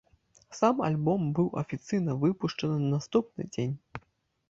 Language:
Belarusian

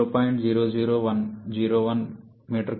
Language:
Telugu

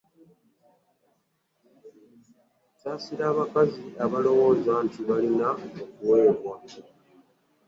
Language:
Ganda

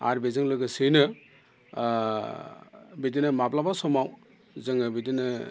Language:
Bodo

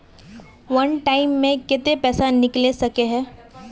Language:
Magahi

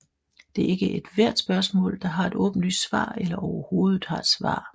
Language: Danish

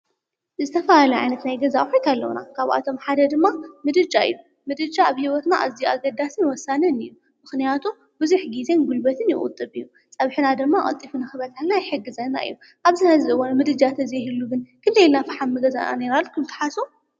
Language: Tigrinya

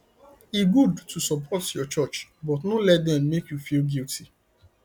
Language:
Nigerian Pidgin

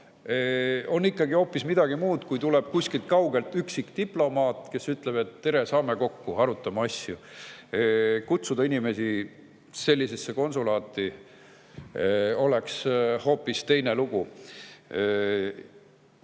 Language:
Estonian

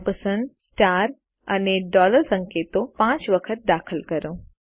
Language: Gujarati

